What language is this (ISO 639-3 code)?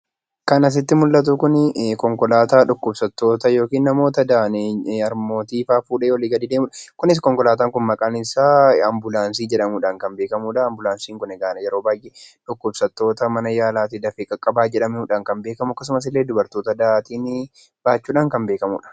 orm